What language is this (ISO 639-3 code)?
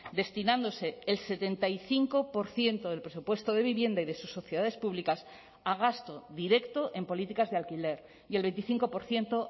spa